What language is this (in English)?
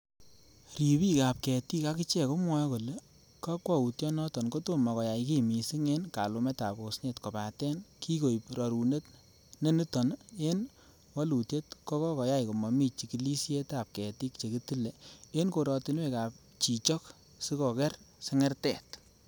Kalenjin